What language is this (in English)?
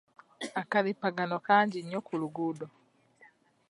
Ganda